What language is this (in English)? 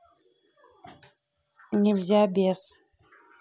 Russian